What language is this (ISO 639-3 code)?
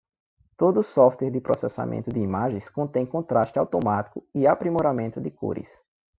por